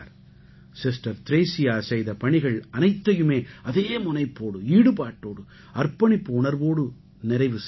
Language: Tamil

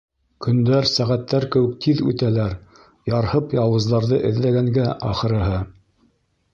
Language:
Bashkir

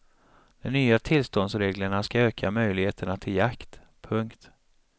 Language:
Swedish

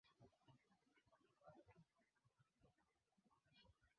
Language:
Swahili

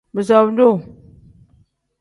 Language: Tem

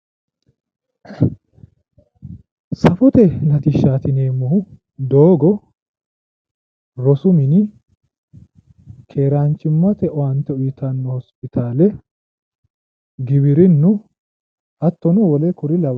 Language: Sidamo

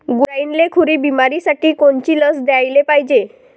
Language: Marathi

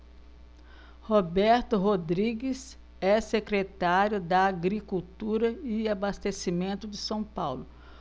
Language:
Portuguese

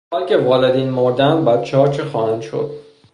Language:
Persian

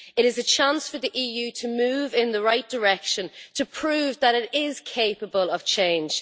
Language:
English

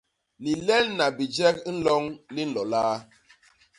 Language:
Basaa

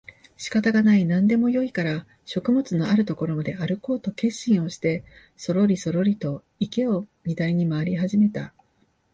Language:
Japanese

